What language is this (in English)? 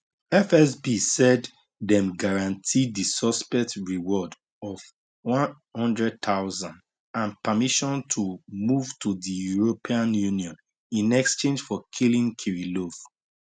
Nigerian Pidgin